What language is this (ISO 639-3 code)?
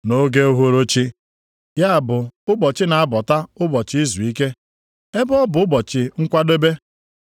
ibo